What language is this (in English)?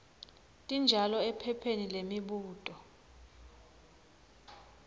Swati